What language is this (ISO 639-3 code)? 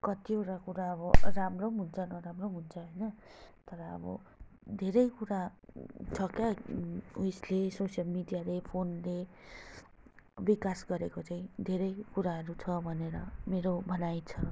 nep